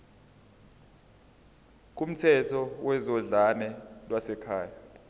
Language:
Zulu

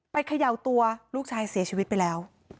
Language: Thai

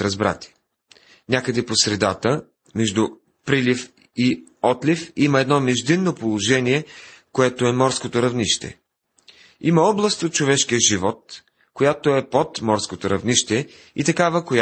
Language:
Bulgarian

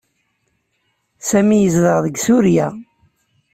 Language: Kabyle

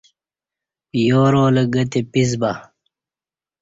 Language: Kati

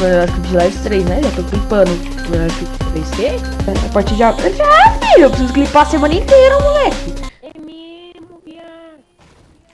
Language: Portuguese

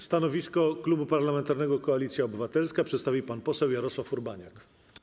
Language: Polish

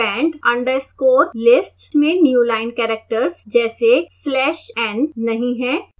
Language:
Hindi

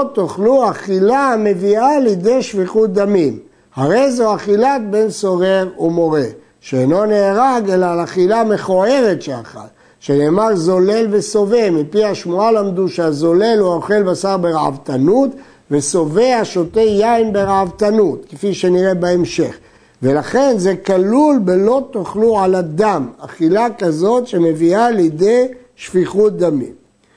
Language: Hebrew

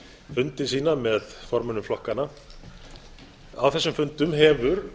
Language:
Icelandic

